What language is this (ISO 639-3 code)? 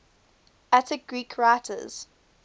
eng